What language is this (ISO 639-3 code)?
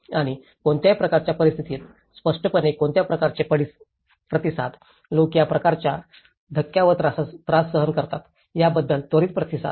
mar